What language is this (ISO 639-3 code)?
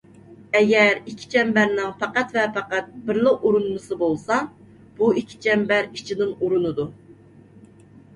uig